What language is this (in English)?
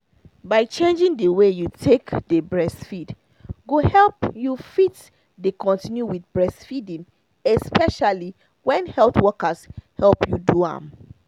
Nigerian Pidgin